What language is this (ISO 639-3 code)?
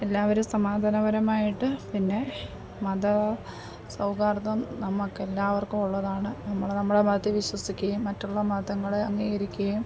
mal